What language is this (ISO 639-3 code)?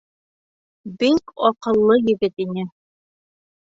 bak